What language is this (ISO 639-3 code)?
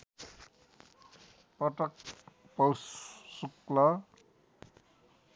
nep